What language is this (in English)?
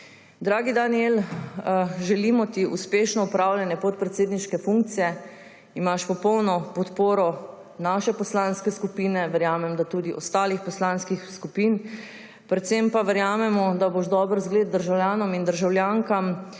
Slovenian